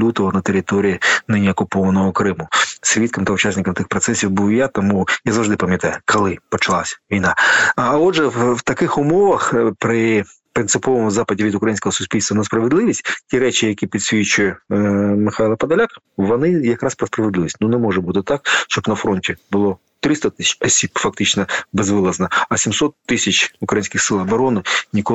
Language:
Ukrainian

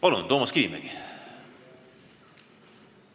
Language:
Estonian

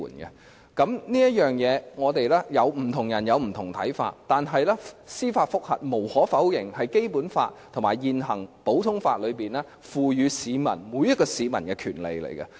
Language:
Cantonese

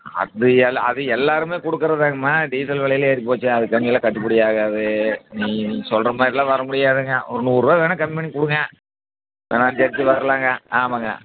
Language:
Tamil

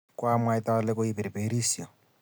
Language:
Kalenjin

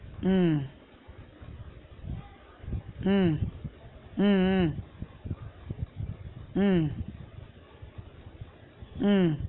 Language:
Tamil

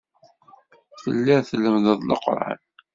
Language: Kabyle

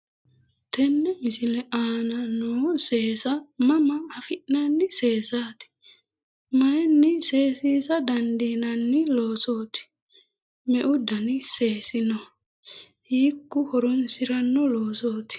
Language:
Sidamo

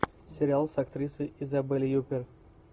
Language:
Russian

